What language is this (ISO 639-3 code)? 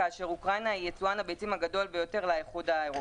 heb